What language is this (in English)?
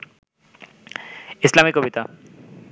Bangla